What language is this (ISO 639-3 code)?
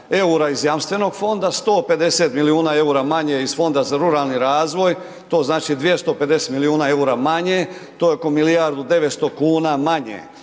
hrv